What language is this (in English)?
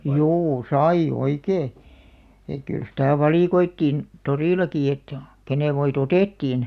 Finnish